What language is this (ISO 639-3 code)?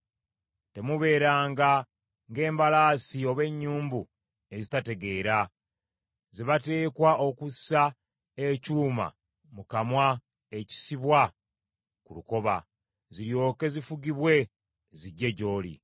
lug